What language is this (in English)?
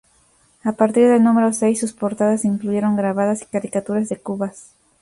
Spanish